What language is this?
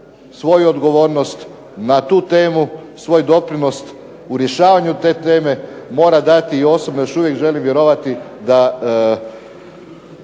Croatian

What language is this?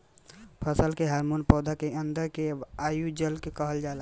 Bhojpuri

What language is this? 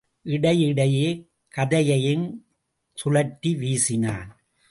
Tamil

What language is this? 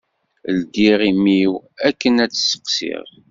Kabyle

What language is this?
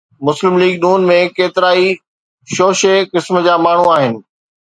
Sindhi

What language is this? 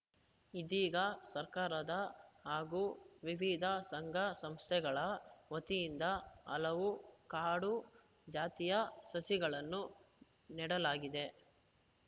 Kannada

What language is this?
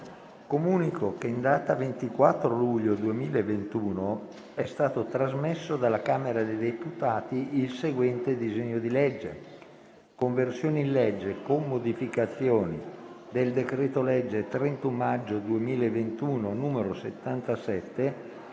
Italian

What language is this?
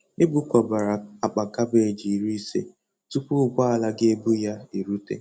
Igbo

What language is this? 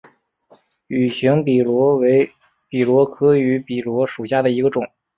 Chinese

